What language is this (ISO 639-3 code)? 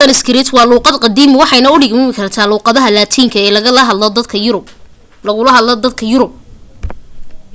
som